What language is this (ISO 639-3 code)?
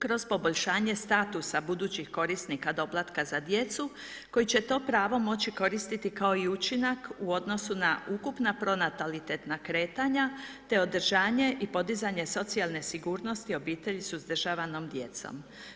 hrv